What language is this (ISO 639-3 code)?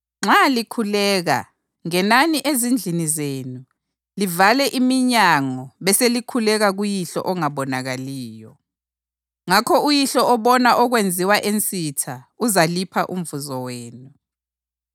nde